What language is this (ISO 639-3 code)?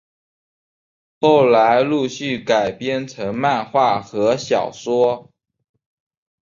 zho